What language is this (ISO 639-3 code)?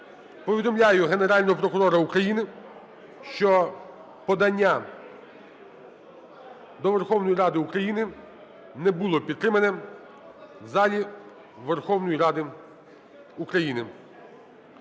ukr